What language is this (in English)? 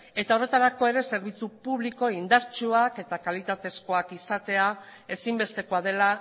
Basque